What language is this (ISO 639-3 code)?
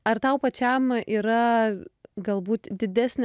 lit